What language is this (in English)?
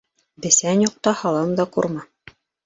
Bashkir